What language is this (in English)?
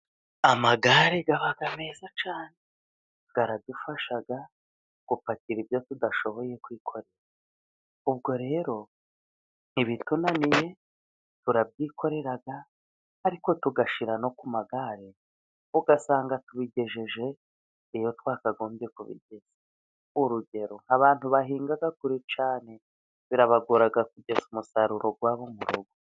Kinyarwanda